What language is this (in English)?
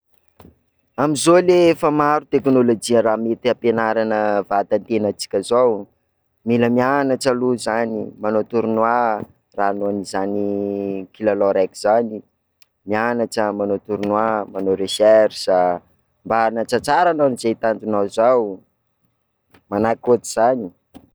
Sakalava Malagasy